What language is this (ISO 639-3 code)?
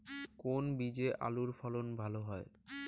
ben